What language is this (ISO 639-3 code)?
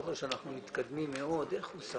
heb